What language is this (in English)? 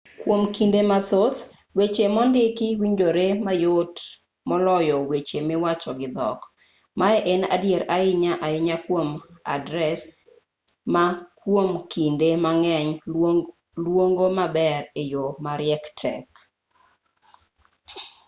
Luo (Kenya and Tanzania)